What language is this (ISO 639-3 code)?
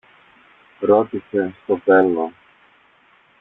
ell